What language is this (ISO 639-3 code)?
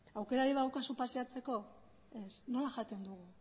eus